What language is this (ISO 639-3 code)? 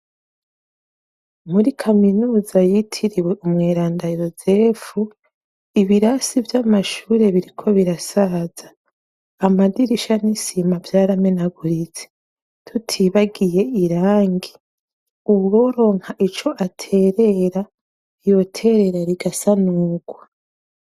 run